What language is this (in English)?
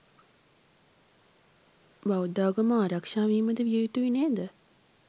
Sinhala